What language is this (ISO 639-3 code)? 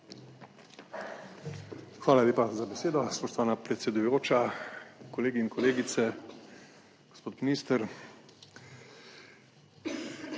slv